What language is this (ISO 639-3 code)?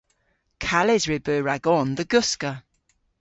cor